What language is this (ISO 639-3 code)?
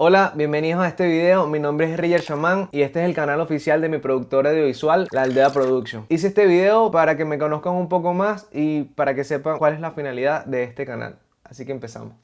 spa